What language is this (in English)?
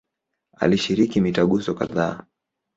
Swahili